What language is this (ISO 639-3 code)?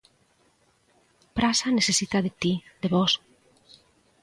glg